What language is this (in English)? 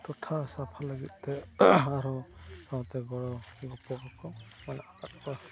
Santali